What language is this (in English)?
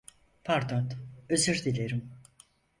Turkish